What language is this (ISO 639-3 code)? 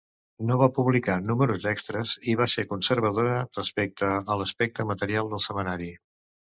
cat